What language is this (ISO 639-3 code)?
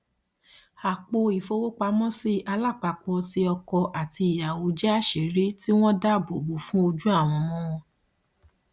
yor